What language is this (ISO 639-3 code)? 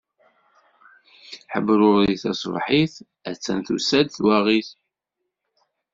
kab